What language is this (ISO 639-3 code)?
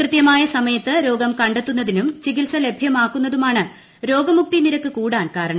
mal